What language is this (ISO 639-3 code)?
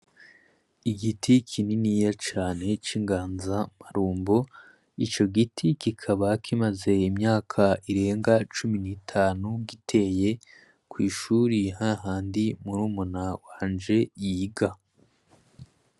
run